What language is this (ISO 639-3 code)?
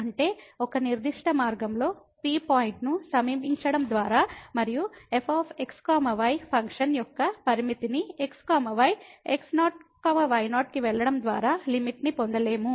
tel